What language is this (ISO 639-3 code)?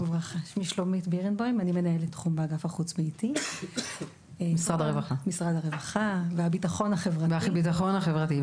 heb